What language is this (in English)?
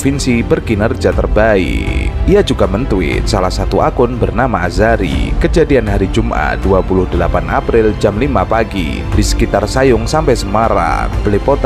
Indonesian